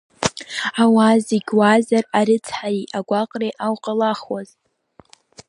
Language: Abkhazian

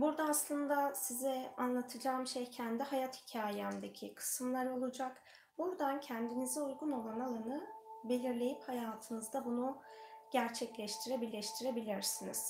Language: Turkish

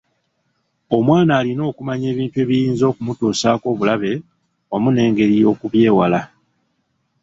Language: Ganda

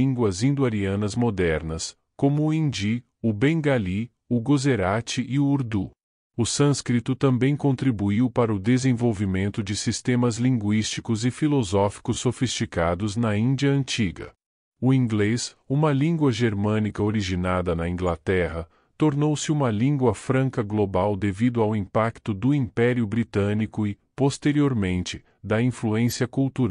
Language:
Portuguese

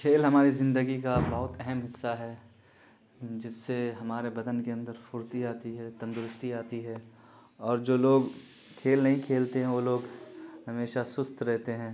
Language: Urdu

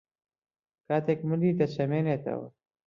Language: Central Kurdish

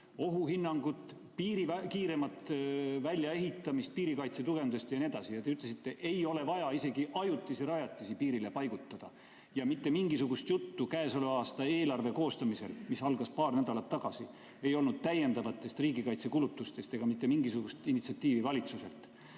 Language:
Estonian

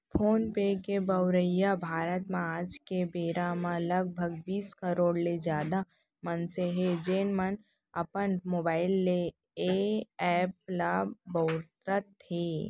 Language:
Chhattisgarhi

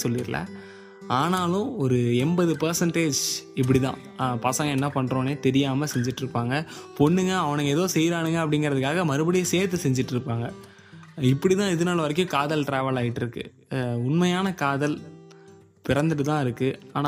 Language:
Tamil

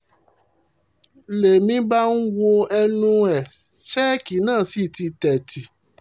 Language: Yoruba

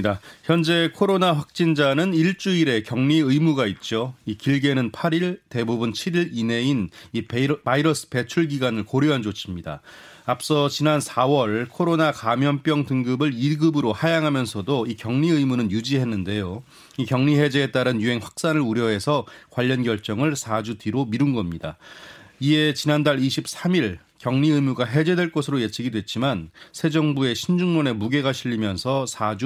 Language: Korean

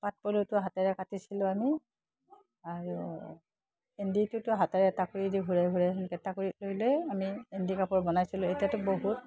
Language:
Assamese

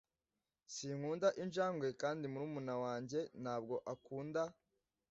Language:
Kinyarwanda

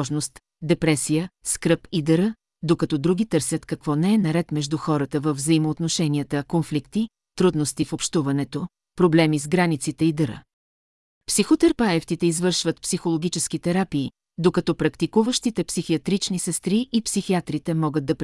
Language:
Bulgarian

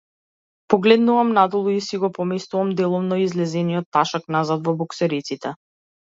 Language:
Macedonian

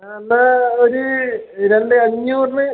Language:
Malayalam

